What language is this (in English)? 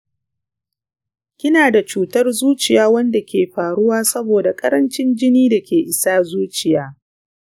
Hausa